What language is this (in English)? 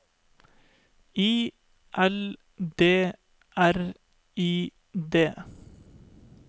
Norwegian